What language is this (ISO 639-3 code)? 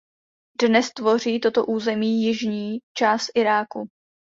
ces